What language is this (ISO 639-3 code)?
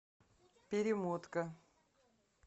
rus